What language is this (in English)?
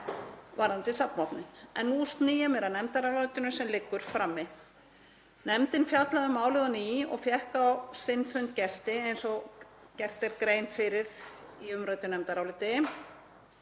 Icelandic